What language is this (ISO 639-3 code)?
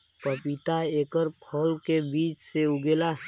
bho